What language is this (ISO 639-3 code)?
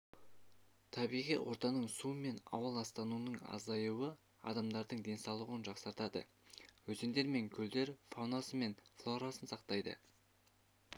kaz